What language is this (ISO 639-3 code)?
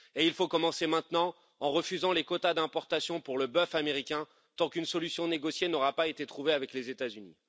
fra